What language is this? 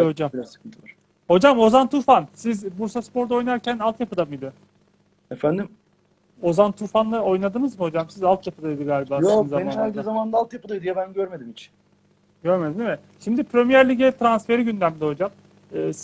Turkish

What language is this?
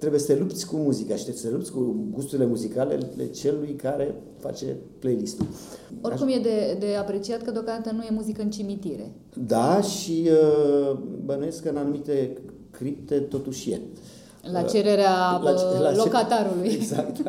Romanian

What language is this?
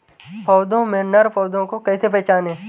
Hindi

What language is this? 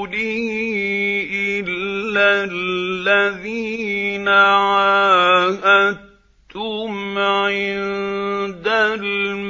Arabic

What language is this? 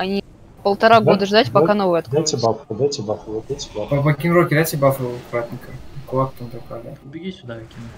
Russian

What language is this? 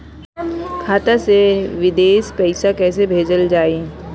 Bhojpuri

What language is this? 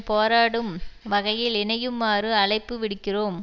Tamil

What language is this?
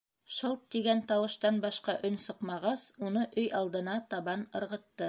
Bashkir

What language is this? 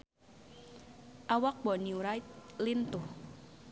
Sundanese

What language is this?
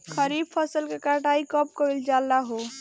Bhojpuri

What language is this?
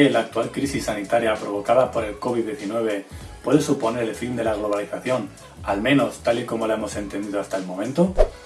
Spanish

